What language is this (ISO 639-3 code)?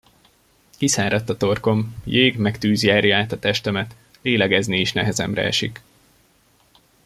hun